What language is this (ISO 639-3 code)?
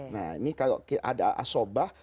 ind